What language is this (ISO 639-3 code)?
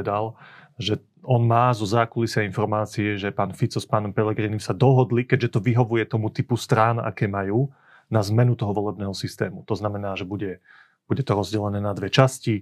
slk